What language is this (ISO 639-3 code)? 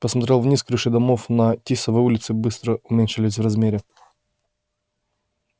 rus